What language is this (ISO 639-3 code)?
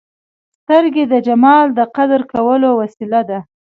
pus